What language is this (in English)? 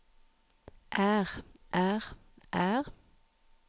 Norwegian